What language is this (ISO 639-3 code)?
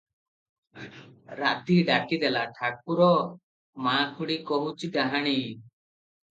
ori